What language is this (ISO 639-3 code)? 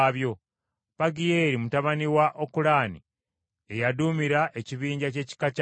lug